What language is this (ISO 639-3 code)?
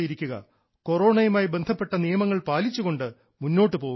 mal